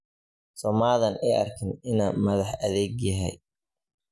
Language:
Somali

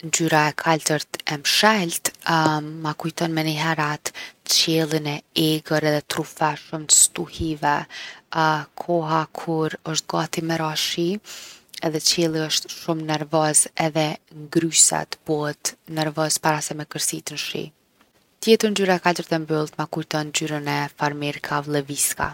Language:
Gheg Albanian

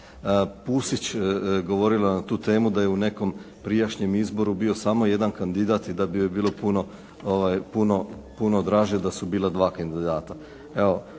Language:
Croatian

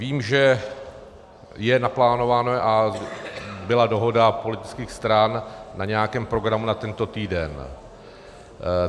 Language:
Czech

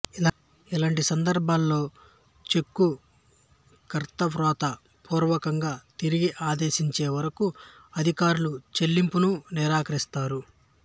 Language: Telugu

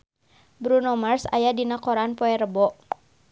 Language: Sundanese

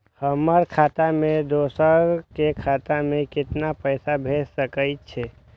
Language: Maithili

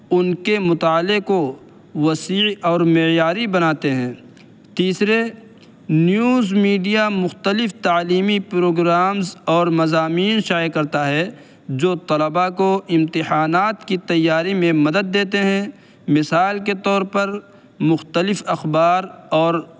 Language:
Urdu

